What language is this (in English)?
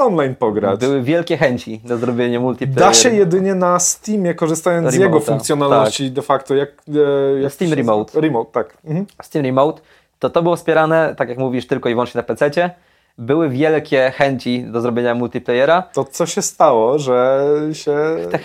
Polish